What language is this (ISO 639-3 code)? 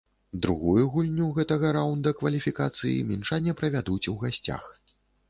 bel